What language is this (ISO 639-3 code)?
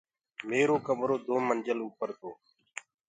ggg